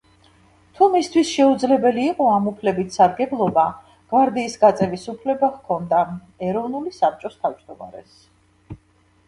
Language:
Georgian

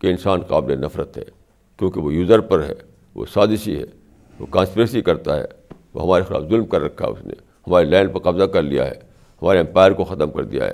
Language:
Urdu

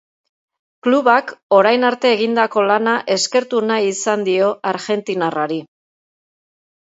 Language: Basque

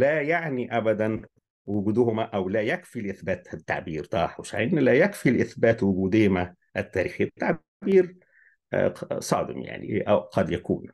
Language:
Arabic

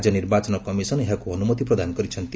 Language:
Odia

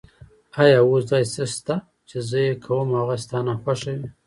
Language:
Pashto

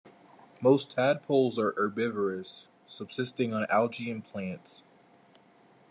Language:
English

